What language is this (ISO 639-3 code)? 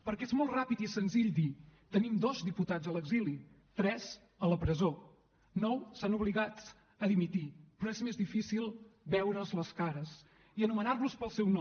cat